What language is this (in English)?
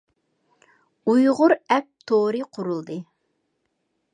Uyghur